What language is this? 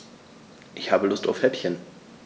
German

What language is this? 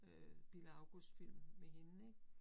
Danish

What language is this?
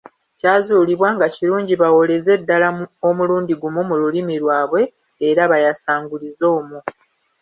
Ganda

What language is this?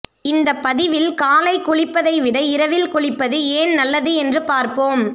Tamil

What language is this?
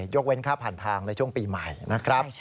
Thai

